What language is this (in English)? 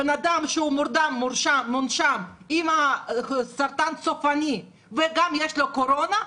Hebrew